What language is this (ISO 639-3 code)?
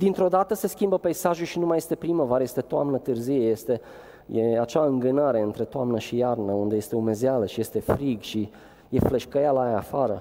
ron